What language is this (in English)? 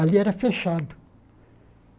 Portuguese